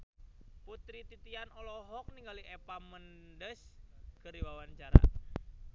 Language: Sundanese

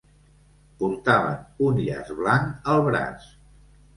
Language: Catalan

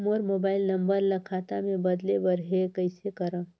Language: Chhattisgarhi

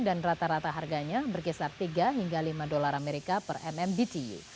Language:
Indonesian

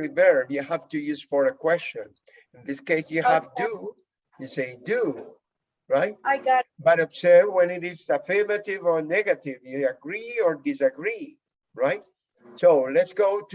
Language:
English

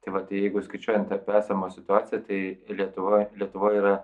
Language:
Lithuanian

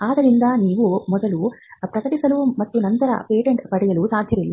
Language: Kannada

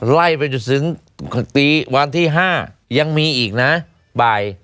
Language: Thai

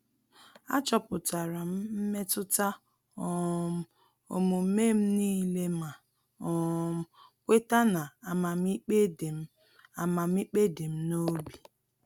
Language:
Igbo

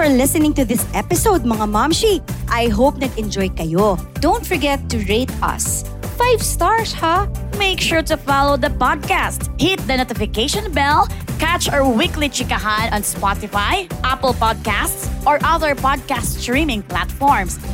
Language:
Filipino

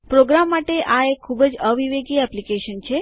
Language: Gujarati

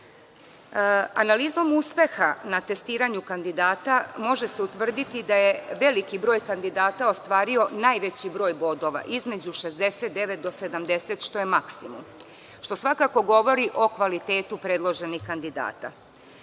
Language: Serbian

